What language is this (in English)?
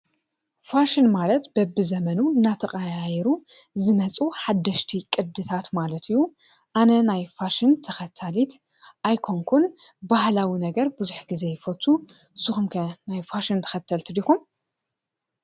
Tigrinya